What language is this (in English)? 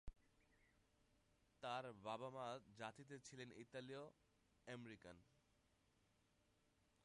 Bangla